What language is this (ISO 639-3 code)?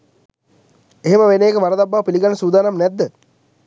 sin